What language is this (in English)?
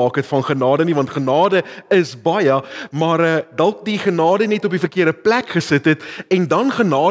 Dutch